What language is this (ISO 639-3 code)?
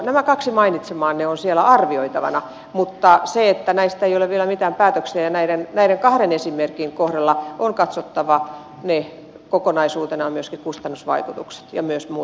fin